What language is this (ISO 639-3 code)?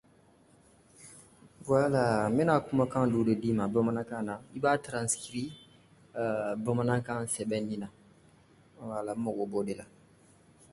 dyu